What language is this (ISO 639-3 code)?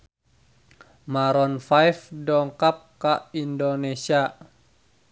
sun